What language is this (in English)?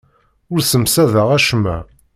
Kabyle